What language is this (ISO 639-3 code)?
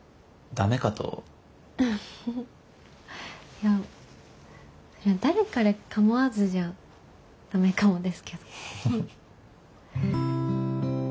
jpn